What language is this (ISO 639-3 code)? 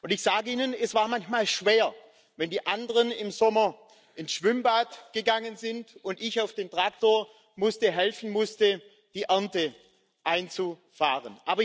deu